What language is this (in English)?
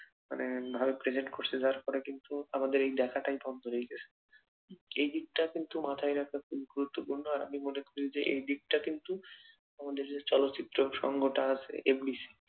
Bangla